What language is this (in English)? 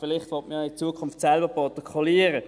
Swiss German